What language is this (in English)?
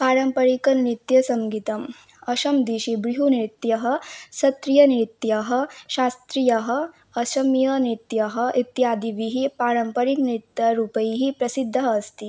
Sanskrit